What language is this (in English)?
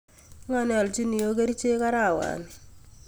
Kalenjin